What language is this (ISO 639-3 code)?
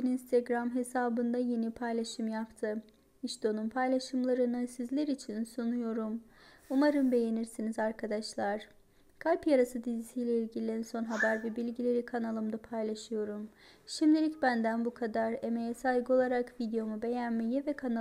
tur